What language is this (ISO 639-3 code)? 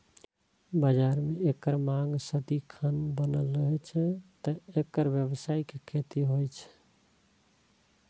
mai